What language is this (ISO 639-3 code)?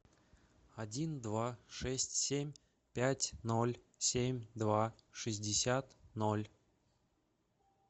rus